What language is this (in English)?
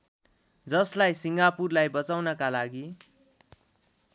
Nepali